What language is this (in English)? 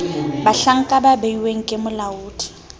Southern Sotho